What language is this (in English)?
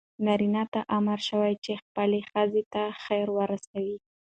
Pashto